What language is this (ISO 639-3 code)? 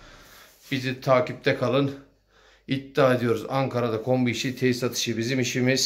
tur